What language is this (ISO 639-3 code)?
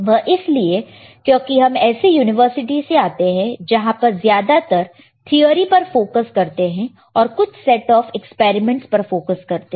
hin